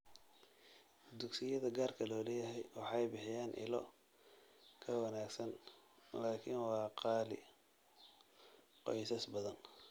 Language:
Somali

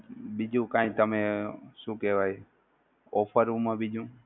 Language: Gujarati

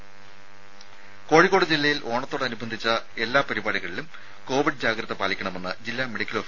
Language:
Malayalam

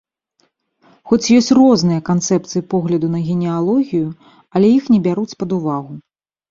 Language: Belarusian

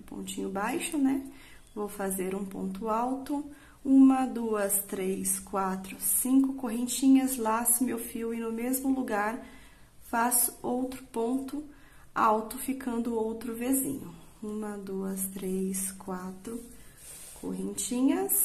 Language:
Portuguese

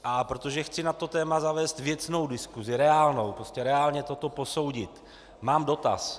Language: Czech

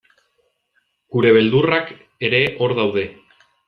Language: Basque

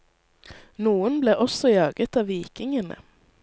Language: Norwegian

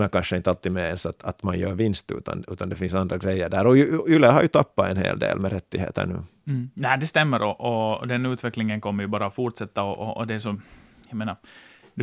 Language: Swedish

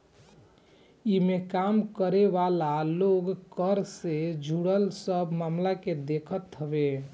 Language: Bhojpuri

